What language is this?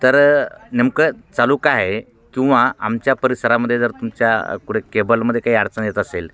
Marathi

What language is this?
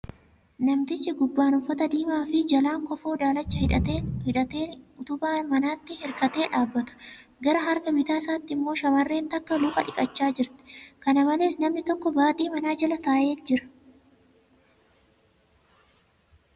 Oromo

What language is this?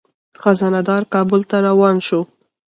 Pashto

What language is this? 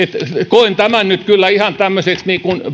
Finnish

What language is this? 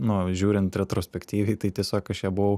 Lithuanian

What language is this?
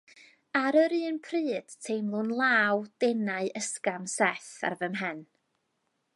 Welsh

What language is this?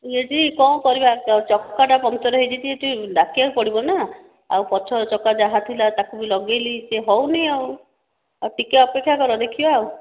Odia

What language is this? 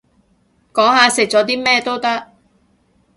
Cantonese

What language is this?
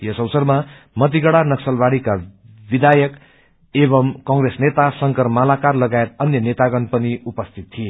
Nepali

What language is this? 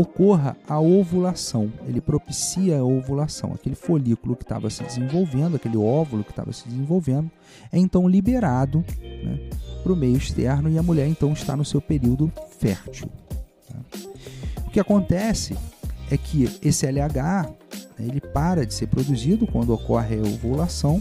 Portuguese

